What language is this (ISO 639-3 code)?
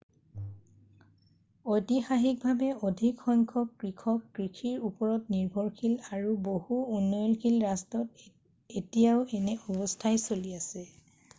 asm